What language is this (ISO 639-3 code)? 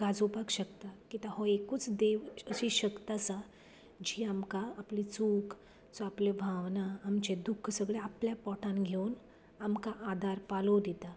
kok